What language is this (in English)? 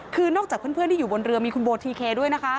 Thai